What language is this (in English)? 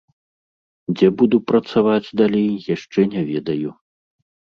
Belarusian